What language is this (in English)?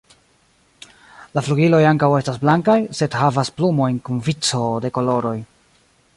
Esperanto